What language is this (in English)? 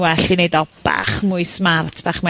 Welsh